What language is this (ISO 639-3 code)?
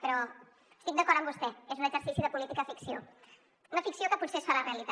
cat